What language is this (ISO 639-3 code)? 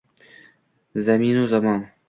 uzb